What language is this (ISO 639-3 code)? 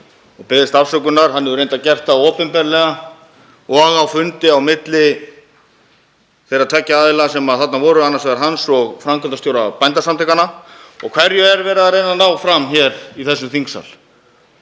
isl